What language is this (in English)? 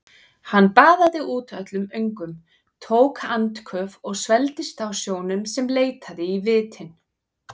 Icelandic